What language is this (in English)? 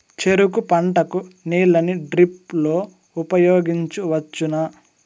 Telugu